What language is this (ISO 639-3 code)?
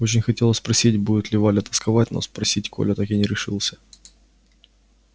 rus